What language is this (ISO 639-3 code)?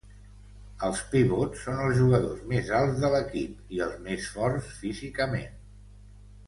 cat